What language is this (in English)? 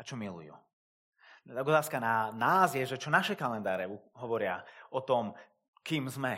Slovak